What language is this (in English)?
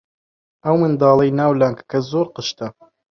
Central Kurdish